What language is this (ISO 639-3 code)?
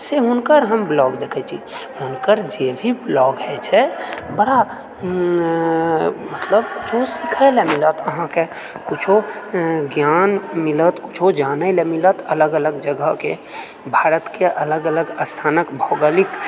mai